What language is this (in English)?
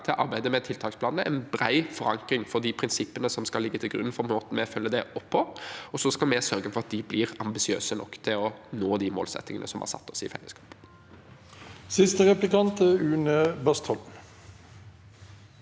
Norwegian